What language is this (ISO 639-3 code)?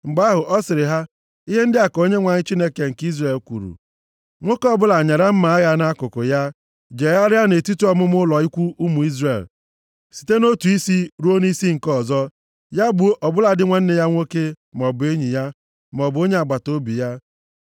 ibo